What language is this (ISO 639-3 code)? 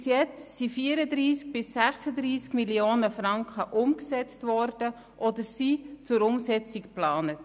gsw